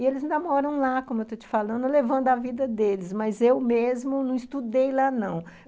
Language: Portuguese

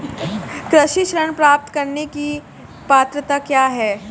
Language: Hindi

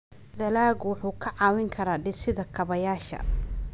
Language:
Somali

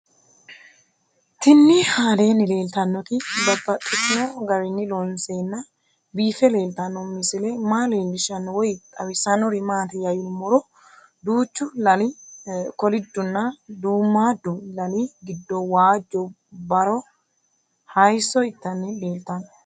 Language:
Sidamo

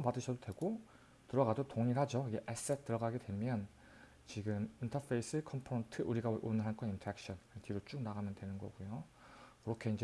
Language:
Korean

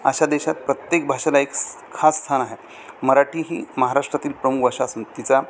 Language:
Marathi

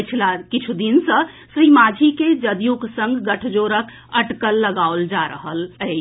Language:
Maithili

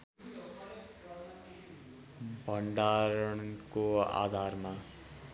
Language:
Nepali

